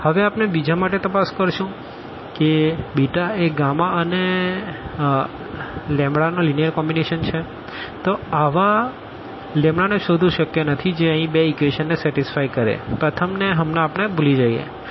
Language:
Gujarati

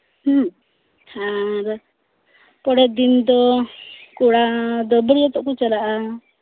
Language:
Santali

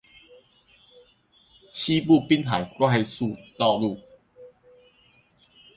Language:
Chinese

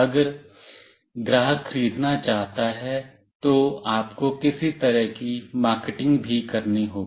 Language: Hindi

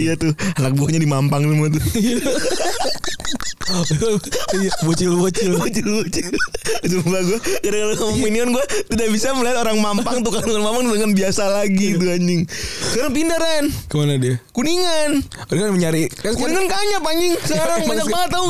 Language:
Indonesian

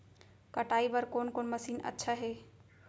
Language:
Chhattisgarhi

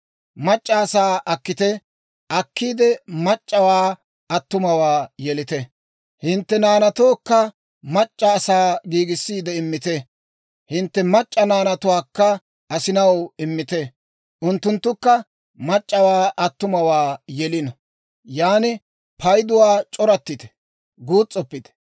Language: Dawro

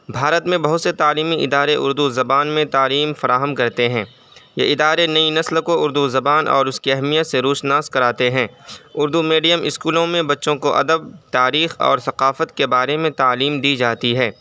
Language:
Urdu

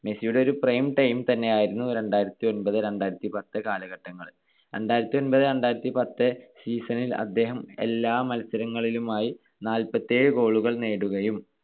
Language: Malayalam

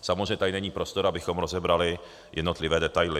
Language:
Czech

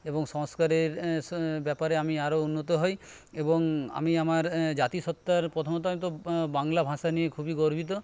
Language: Bangla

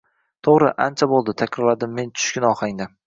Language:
Uzbek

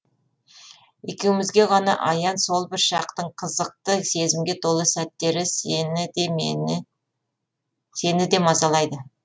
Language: Kazakh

